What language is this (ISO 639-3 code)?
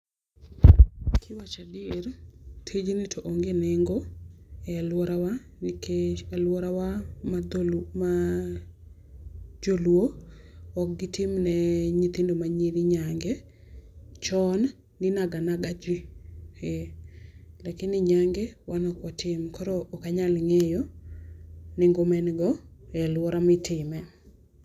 luo